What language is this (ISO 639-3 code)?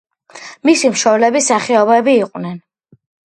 kat